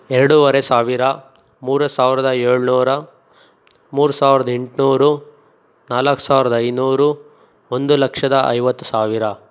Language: Kannada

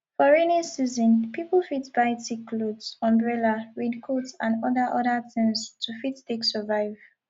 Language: Nigerian Pidgin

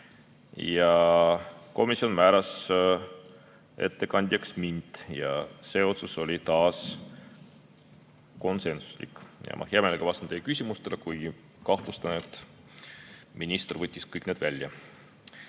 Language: Estonian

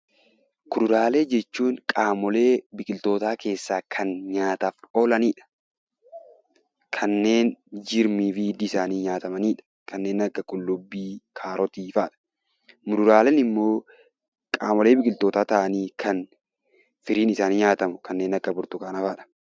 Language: Oromo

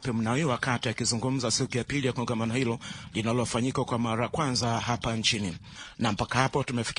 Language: Swahili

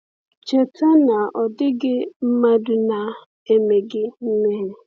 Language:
Igbo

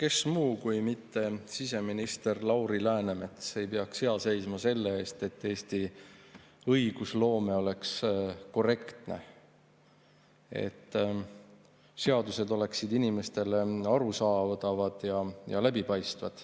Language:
Estonian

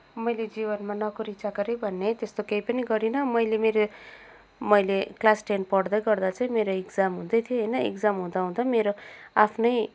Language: Nepali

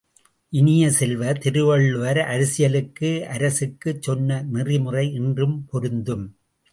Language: Tamil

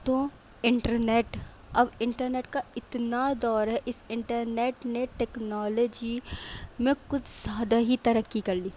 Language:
Urdu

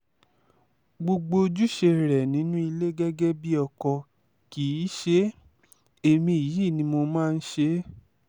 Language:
Yoruba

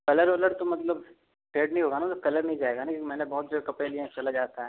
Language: Hindi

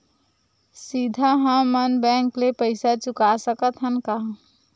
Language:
Chhattisgarhi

